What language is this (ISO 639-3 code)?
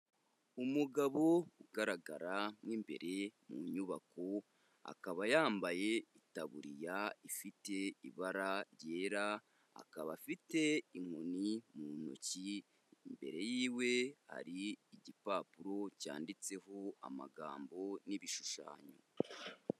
kin